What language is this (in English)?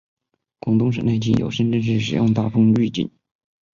Chinese